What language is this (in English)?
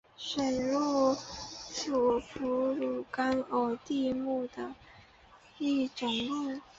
Chinese